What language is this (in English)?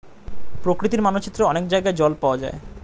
Bangla